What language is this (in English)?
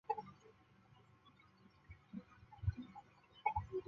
Chinese